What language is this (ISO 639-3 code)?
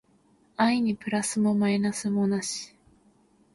jpn